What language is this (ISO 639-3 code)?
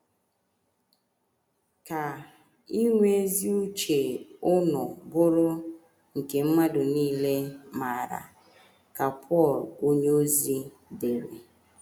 ibo